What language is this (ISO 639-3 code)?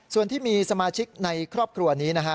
tha